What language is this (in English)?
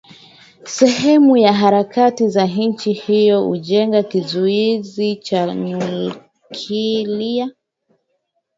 Swahili